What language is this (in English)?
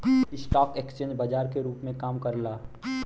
Bhojpuri